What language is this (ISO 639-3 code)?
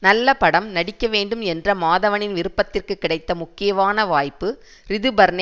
tam